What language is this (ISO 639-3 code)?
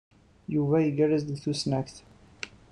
kab